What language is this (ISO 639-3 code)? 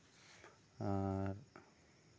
sat